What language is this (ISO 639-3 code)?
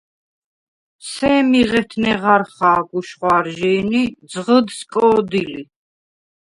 sva